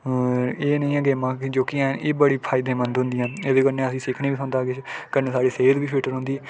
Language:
Dogri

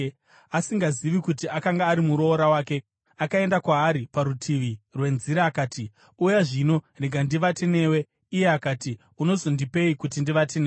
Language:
Shona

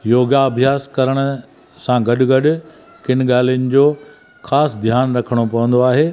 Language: Sindhi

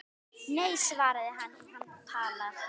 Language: Icelandic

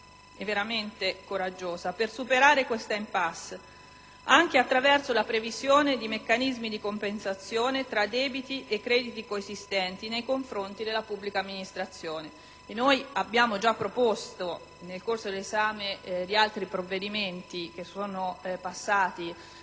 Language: Italian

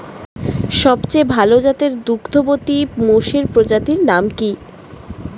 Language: Bangla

